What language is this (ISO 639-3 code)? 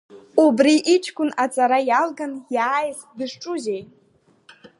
abk